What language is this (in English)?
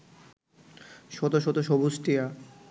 Bangla